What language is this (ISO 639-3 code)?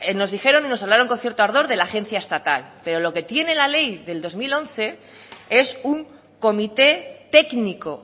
spa